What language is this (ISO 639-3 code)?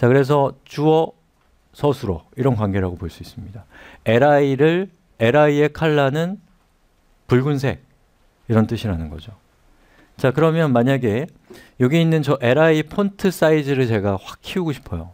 kor